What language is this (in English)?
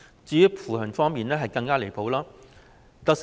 Cantonese